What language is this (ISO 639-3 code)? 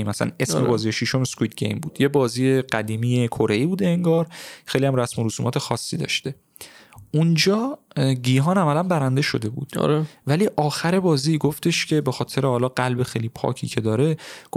fas